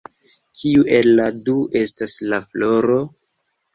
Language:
Esperanto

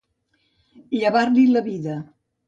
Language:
Catalan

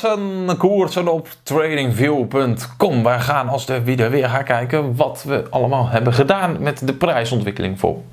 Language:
Dutch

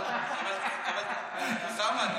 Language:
Hebrew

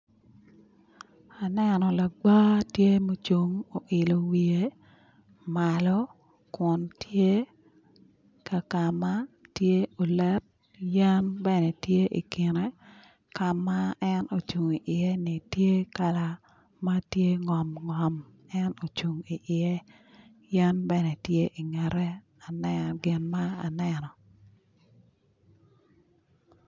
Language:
Acoli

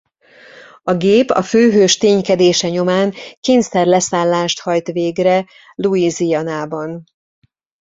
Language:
Hungarian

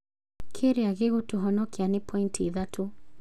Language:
Kikuyu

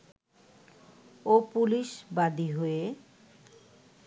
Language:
Bangla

